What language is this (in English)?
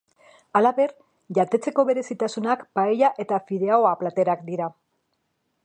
Basque